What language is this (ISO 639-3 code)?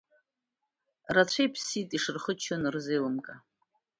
abk